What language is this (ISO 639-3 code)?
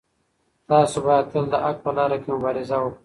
pus